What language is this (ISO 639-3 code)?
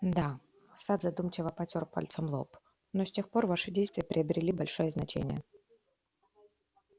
rus